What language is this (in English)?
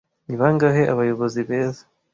Kinyarwanda